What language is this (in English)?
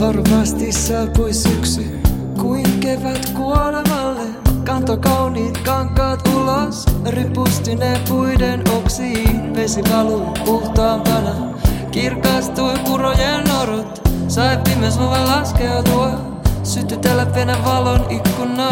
Finnish